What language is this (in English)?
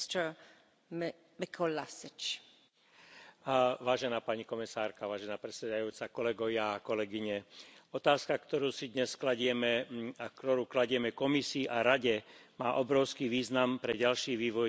Slovak